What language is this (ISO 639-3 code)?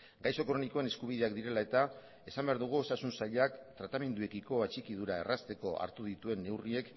eus